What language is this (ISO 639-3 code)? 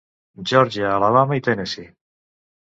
cat